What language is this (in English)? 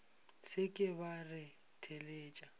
Northern Sotho